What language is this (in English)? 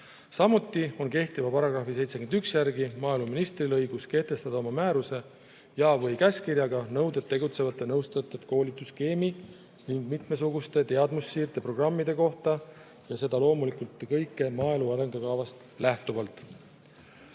Estonian